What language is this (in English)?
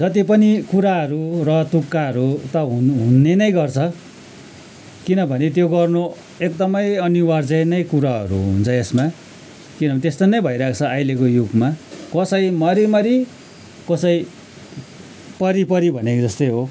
Nepali